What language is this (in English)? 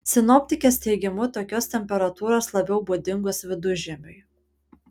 Lithuanian